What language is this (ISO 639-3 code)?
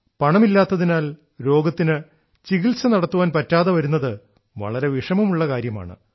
mal